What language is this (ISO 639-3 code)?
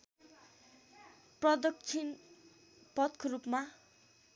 nep